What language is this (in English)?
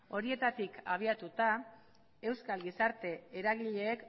Basque